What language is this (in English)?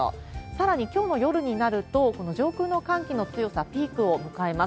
Japanese